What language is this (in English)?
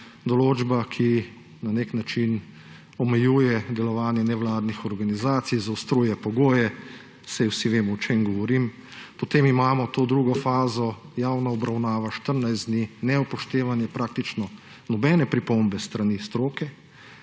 Slovenian